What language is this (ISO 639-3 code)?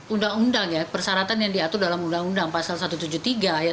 ind